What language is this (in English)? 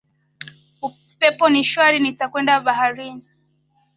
Swahili